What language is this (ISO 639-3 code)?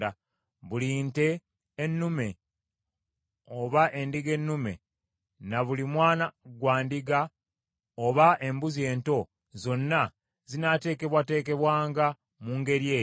lug